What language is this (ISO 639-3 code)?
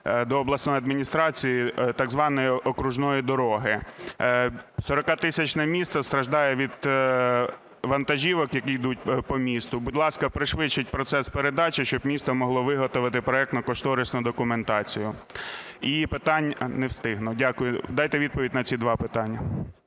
ukr